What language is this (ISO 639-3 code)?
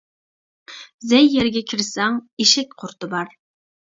uig